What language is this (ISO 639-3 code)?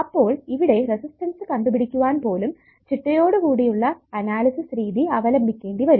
mal